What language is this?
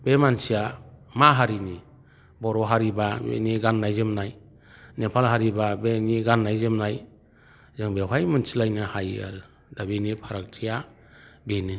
Bodo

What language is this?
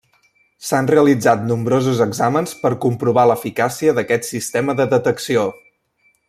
Catalan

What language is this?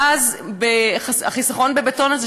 Hebrew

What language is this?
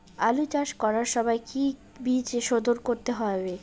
Bangla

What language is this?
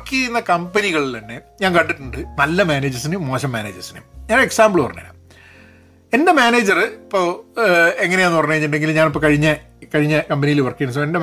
Malayalam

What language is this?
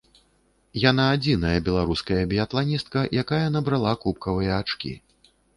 Belarusian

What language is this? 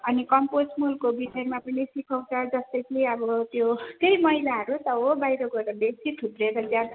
Nepali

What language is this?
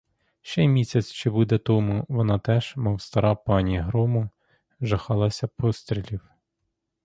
Ukrainian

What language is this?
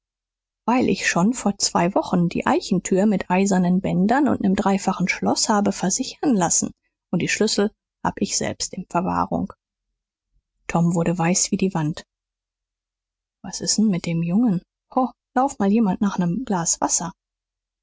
German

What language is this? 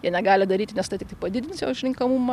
Lithuanian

